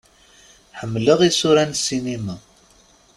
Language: Kabyle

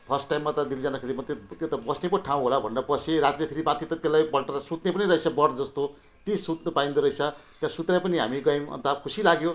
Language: Nepali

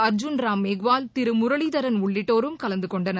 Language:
Tamil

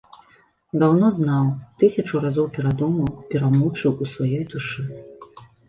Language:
Belarusian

